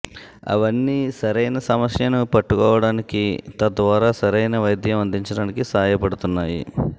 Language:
Telugu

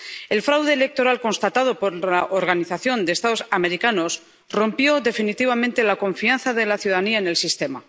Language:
Spanish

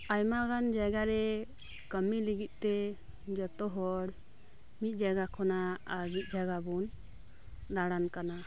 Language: Santali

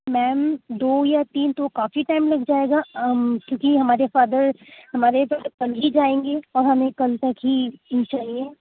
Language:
Urdu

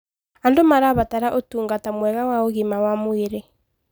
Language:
Kikuyu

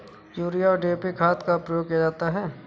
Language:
Hindi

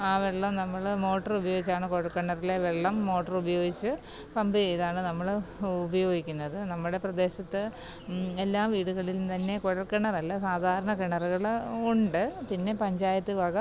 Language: Malayalam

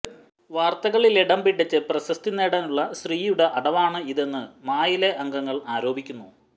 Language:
Malayalam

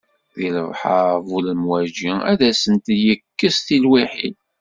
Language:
Kabyle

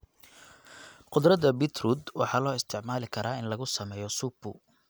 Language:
Somali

